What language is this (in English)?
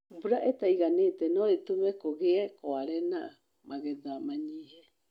Kikuyu